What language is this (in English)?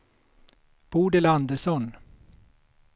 Swedish